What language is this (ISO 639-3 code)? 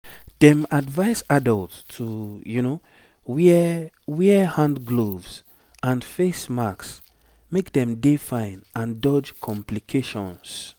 pcm